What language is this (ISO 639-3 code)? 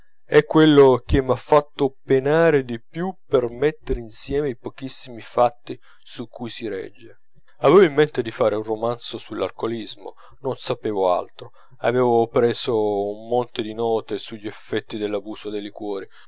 ita